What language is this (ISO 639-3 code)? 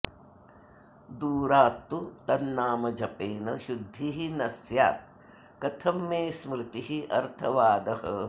san